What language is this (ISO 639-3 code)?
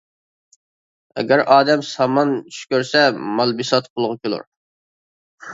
uig